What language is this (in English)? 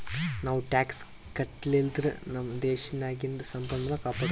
Kannada